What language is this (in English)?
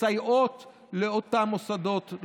Hebrew